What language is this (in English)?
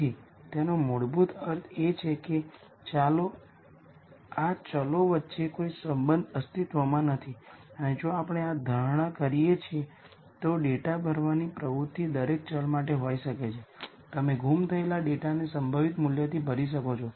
Gujarati